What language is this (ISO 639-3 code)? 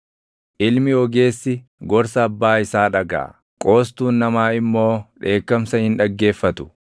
orm